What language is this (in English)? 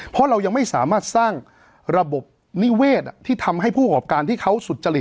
Thai